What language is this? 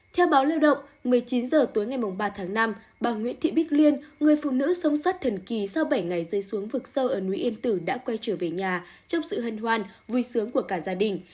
Vietnamese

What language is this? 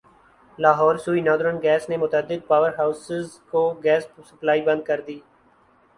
Urdu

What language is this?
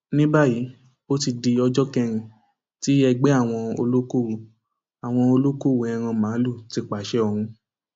Yoruba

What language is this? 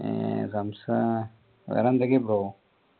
Malayalam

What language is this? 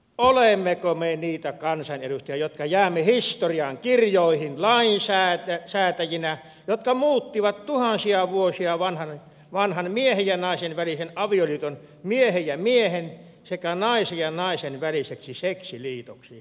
Finnish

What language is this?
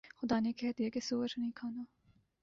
Urdu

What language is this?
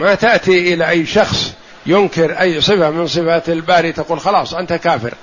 Arabic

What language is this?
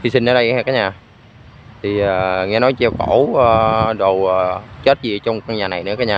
Vietnamese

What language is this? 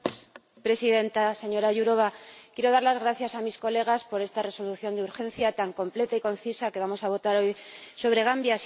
Spanish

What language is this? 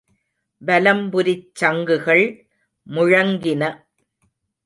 Tamil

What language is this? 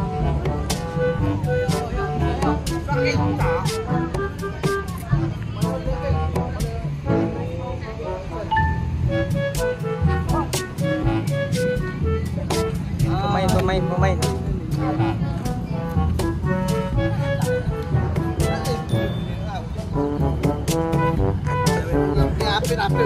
Indonesian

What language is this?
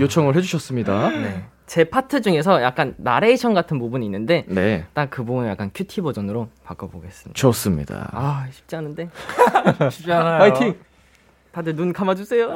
Korean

